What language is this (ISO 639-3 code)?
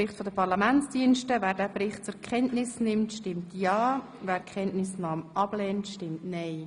gsw